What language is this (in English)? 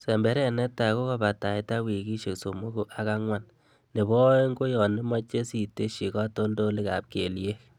Kalenjin